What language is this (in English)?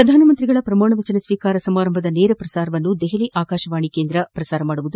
Kannada